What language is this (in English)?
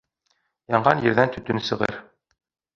Bashkir